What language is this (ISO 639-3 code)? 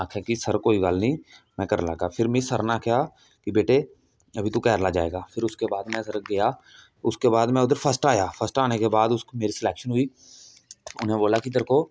doi